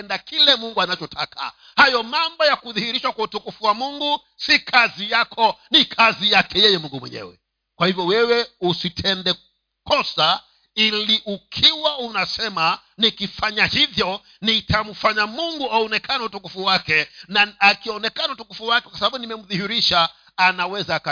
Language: Swahili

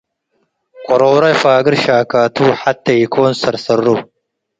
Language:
Tigre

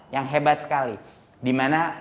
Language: Indonesian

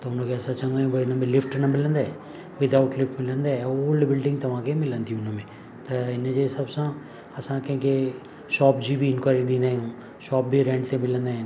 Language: Sindhi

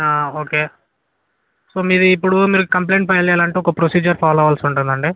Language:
Telugu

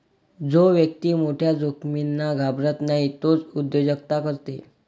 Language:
Marathi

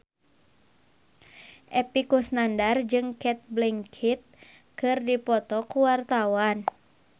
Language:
Sundanese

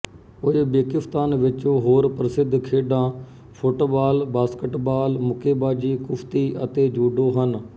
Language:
Punjabi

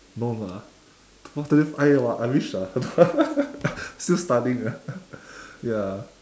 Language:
English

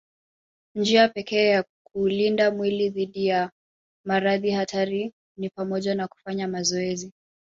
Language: Swahili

